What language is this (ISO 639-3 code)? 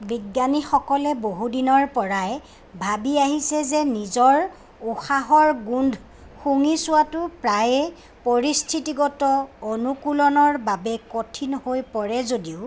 asm